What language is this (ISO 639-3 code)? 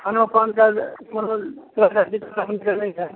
mai